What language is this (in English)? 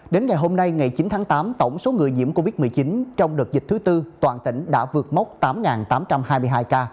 Vietnamese